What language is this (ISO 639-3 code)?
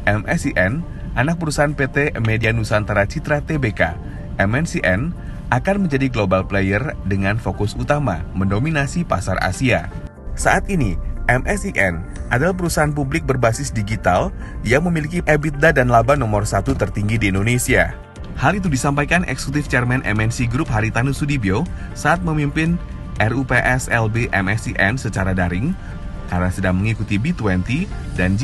ind